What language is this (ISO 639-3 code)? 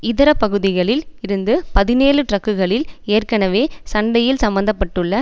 tam